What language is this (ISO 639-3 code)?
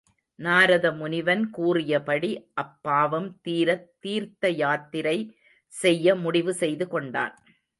tam